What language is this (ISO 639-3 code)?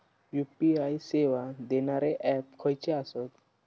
mar